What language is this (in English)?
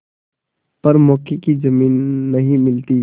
Hindi